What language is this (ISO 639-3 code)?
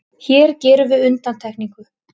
isl